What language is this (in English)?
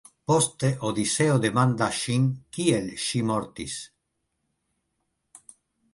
Esperanto